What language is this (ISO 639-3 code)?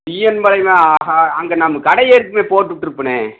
tam